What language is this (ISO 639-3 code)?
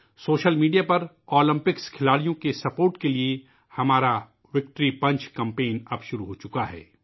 urd